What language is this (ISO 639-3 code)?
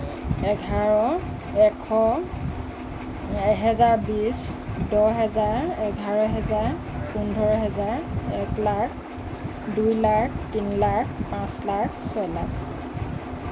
asm